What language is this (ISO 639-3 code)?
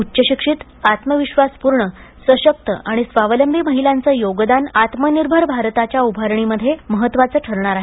mar